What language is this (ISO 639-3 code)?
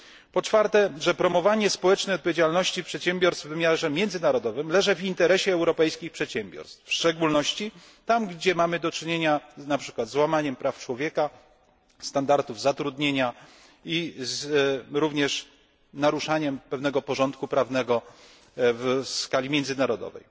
pol